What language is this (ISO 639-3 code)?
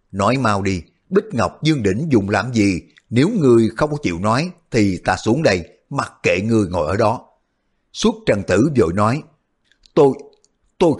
vie